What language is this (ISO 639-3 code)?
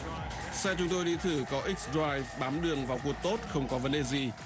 vie